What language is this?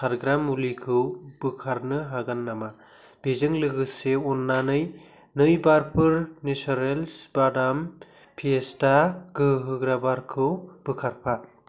Bodo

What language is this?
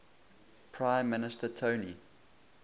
English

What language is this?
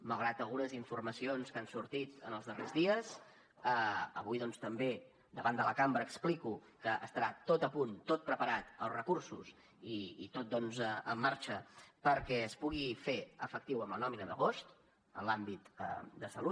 Catalan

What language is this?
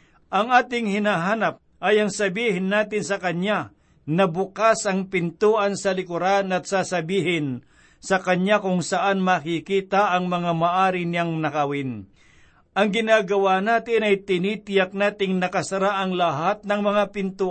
Filipino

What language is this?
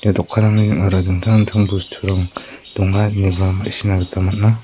Garo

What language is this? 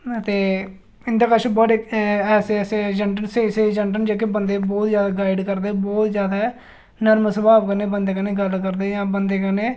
Dogri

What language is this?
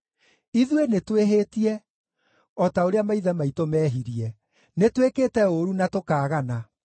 Kikuyu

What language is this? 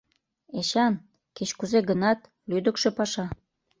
Mari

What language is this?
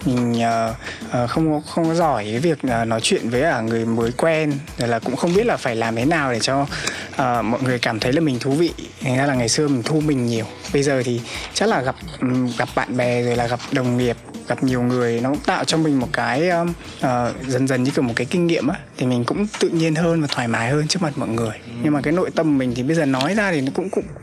Vietnamese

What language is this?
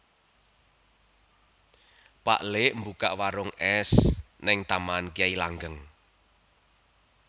Javanese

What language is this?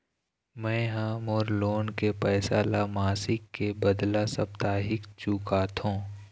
Chhattisgarhi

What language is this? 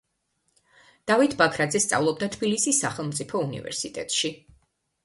Georgian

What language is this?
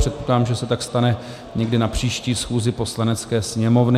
Czech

